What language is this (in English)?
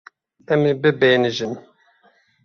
Kurdish